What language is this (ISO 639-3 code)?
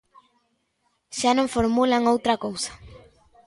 glg